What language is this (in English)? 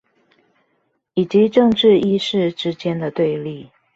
Chinese